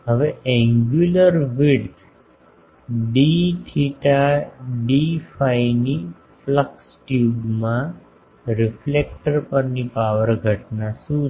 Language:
Gujarati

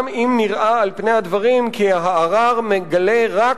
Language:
Hebrew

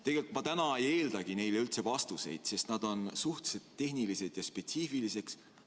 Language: Estonian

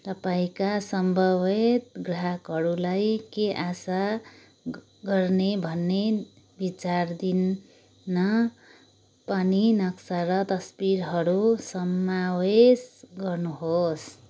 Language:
Nepali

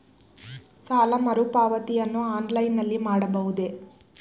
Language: Kannada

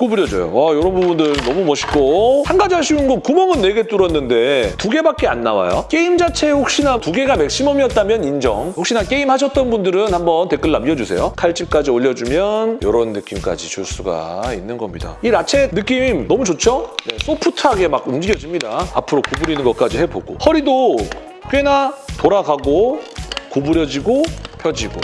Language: Korean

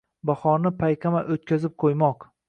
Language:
Uzbek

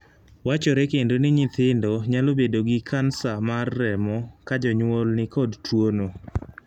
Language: Luo (Kenya and Tanzania)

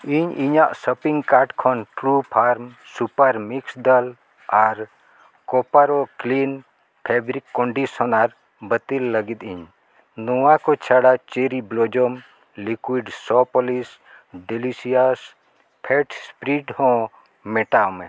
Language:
Santali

